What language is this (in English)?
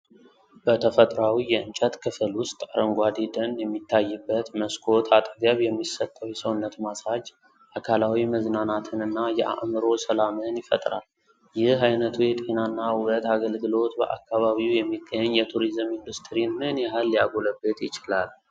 Amharic